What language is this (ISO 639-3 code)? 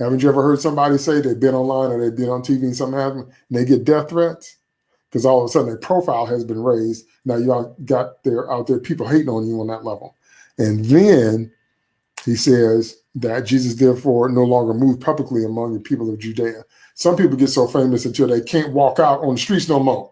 eng